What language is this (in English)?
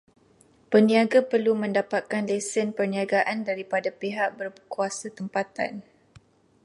Malay